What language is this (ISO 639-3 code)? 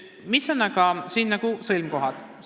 est